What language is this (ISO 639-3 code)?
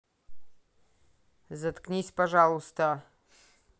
rus